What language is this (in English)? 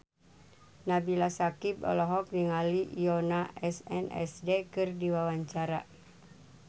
Sundanese